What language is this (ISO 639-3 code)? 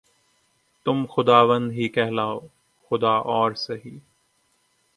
urd